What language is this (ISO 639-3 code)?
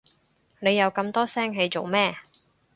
yue